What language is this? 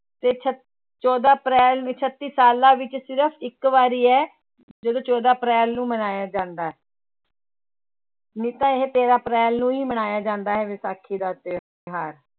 Punjabi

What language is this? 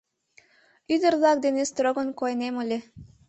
Mari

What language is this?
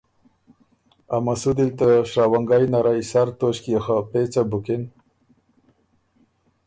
Ormuri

